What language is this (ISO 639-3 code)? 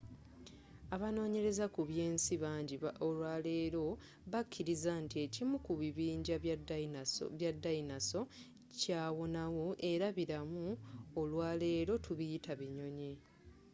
lug